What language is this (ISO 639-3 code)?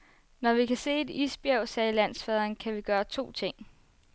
dan